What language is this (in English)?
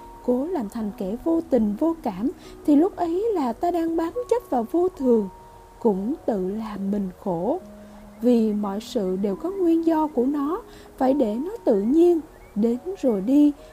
Vietnamese